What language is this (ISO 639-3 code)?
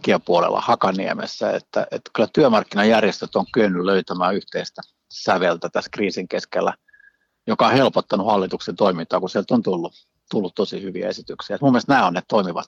fin